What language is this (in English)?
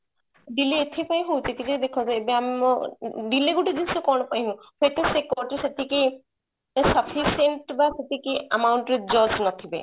Odia